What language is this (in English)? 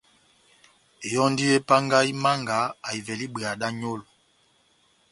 Batanga